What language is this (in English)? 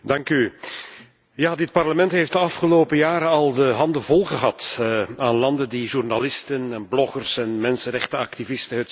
Dutch